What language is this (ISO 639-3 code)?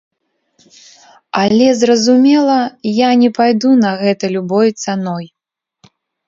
bel